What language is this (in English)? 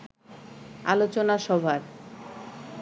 Bangla